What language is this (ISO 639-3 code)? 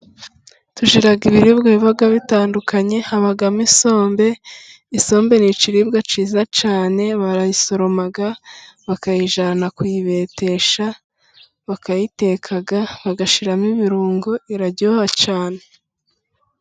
kin